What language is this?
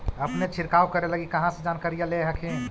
Magahi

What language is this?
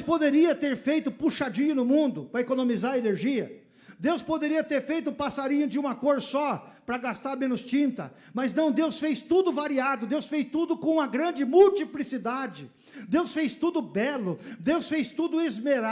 Portuguese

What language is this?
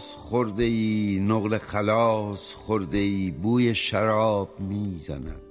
Persian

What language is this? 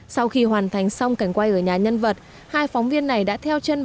Vietnamese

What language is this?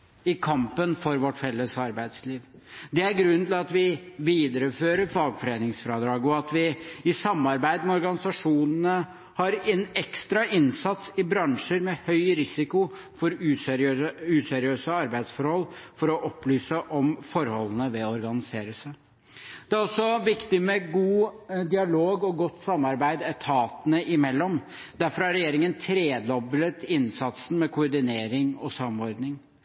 Norwegian Bokmål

